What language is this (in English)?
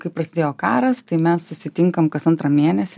Lithuanian